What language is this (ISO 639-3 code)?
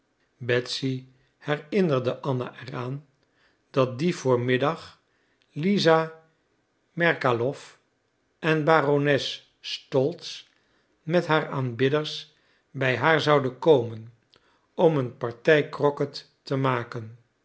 nld